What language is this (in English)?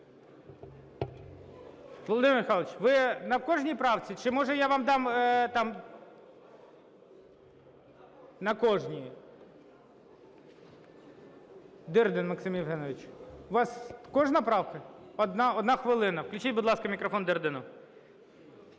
Ukrainian